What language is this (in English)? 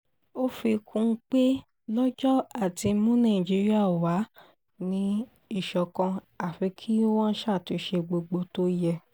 Yoruba